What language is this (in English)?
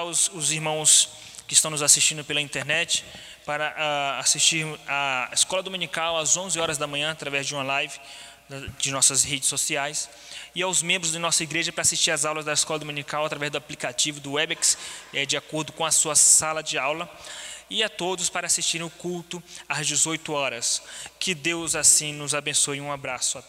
Portuguese